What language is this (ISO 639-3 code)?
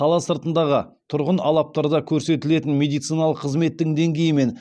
kaz